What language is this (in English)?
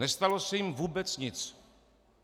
Czech